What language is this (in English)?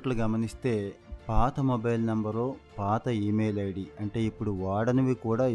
Telugu